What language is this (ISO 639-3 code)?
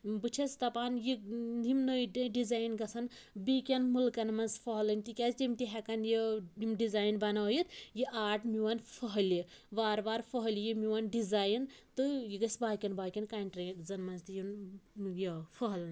kas